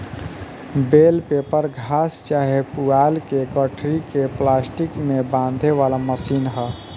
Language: Bhojpuri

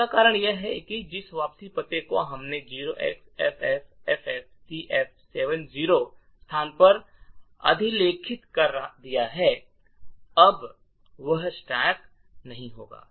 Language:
Hindi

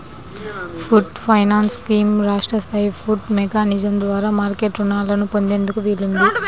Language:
Telugu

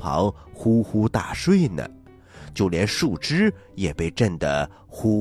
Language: Chinese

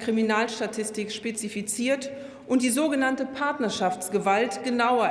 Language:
German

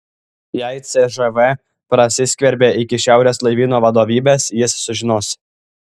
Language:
Lithuanian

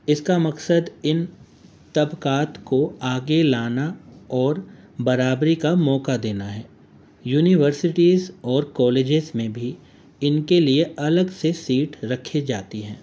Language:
Urdu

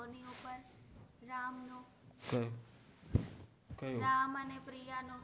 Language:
Gujarati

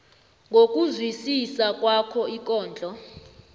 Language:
South Ndebele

